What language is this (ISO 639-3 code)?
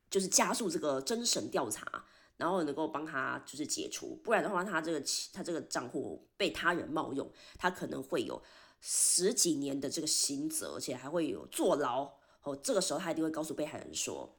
zho